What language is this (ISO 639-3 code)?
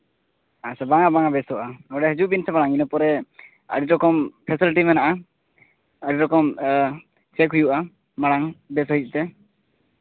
sat